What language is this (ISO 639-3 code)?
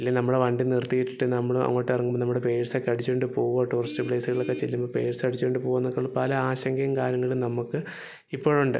mal